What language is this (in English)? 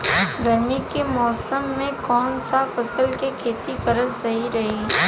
Bhojpuri